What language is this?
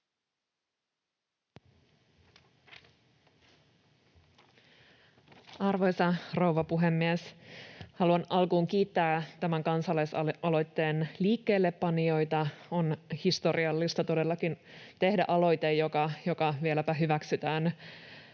Finnish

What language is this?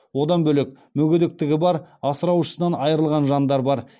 Kazakh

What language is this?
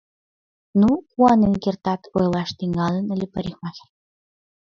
Mari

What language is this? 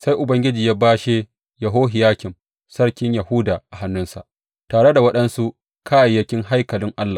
Hausa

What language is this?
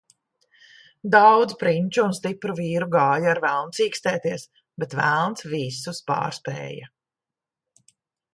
Latvian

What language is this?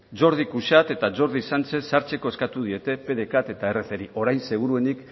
Basque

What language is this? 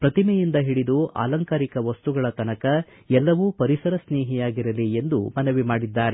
Kannada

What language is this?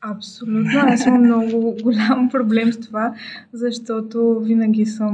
Bulgarian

